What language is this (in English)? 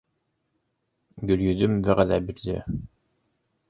Bashkir